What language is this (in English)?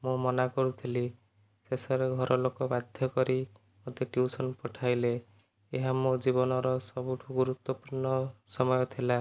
Odia